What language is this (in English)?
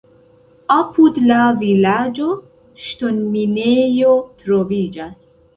Esperanto